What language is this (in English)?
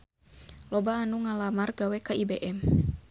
Sundanese